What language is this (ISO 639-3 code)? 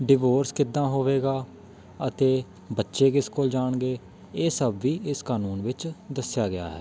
pan